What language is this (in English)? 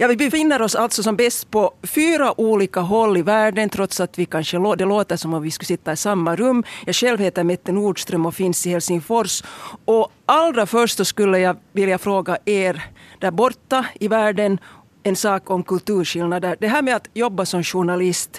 Swedish